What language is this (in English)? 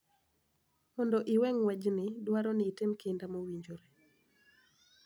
Luo (Kenya and Tanzania)